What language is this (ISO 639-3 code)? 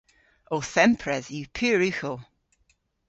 cor